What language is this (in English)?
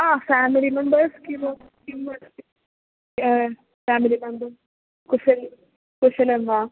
Sanskrit